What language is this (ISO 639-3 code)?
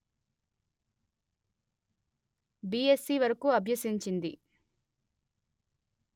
tel